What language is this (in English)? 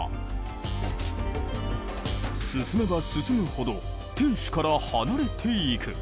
Japanese